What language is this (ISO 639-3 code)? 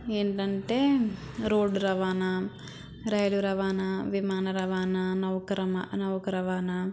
tel